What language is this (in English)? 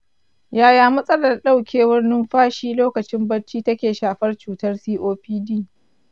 Hausa